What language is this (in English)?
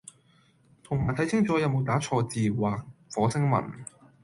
Cantonese